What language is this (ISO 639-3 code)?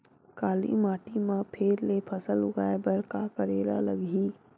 hne